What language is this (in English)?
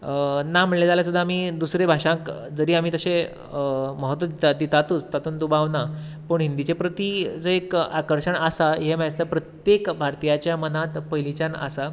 Konkani